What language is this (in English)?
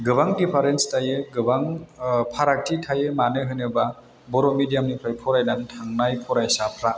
Bodo